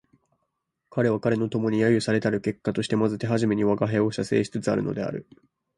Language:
Japanese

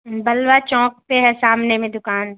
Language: Urdu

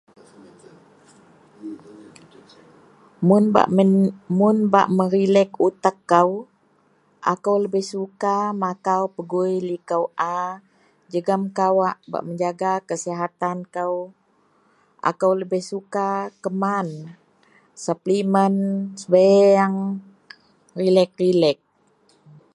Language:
Central Melanau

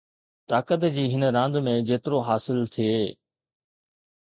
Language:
Sindhi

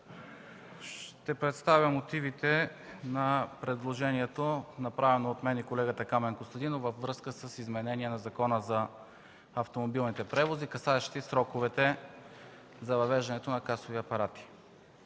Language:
Bulgarian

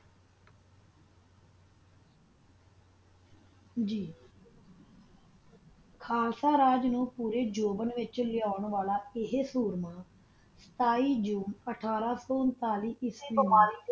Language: Punjabi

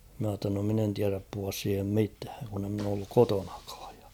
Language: Finnish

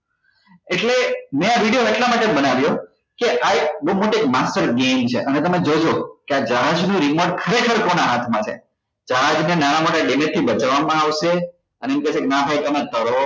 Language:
Gujarati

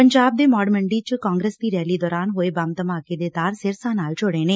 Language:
Punjabi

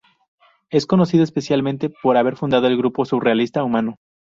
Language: Spanish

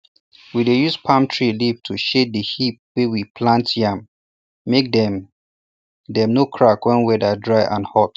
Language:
Nigerian Pidgin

